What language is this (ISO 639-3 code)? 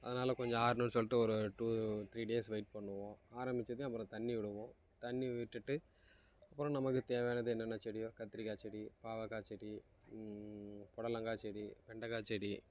tam